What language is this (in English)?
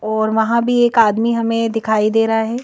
Hindi